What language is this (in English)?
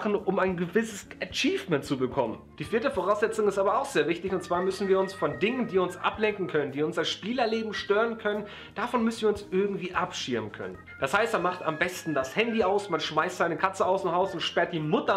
German